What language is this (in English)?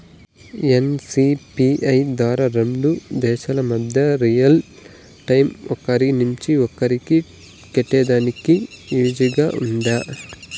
Telugu